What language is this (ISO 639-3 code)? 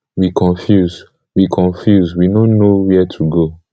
pcm